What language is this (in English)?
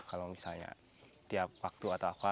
Indonesian